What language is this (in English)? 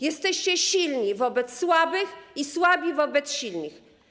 Polish